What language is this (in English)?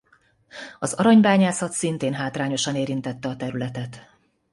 Hungarian